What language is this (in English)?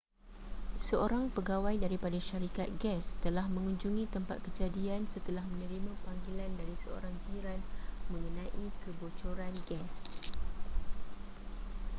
Malay